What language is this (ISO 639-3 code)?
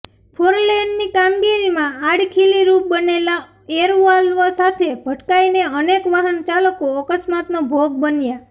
guj